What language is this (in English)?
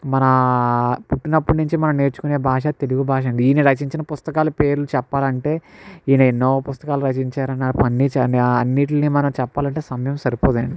Telugu